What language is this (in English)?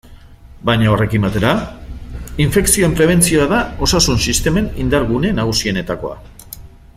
Basque